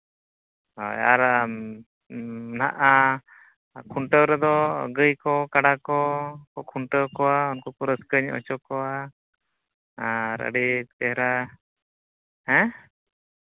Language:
Santali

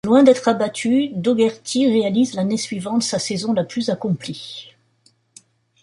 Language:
French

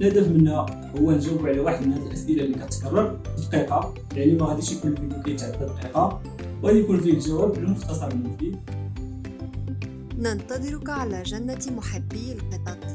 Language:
Arabic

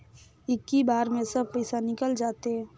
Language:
Chhattisgarhi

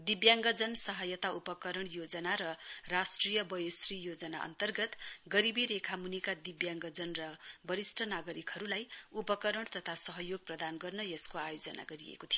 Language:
Nepali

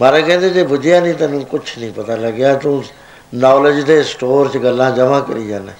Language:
Punjabi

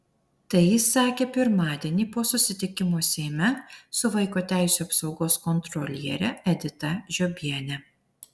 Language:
Lithuanian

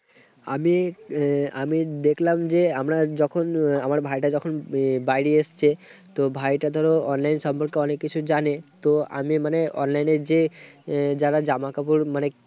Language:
Bangla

